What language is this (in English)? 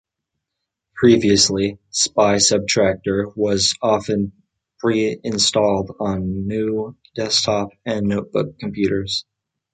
English